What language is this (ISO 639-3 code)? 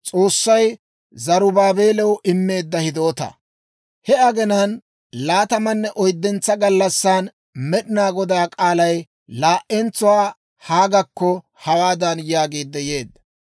dwr